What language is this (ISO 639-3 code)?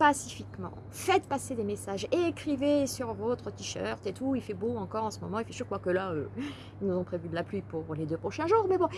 fra